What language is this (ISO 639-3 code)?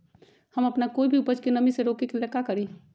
mag